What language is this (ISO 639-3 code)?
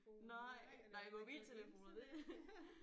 dan